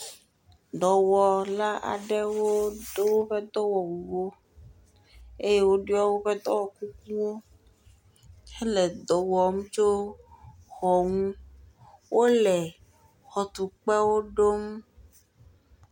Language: Ewe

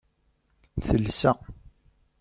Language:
Kabyle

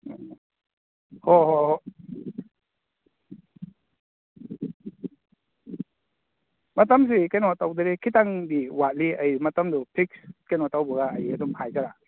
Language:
Manipuri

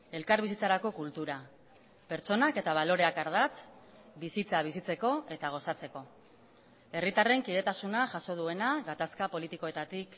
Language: Basque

